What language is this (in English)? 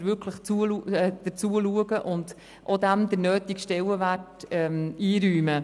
Swiss German